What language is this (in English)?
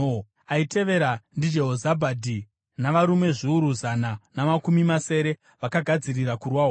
Shona